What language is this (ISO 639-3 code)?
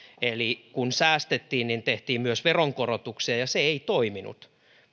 fin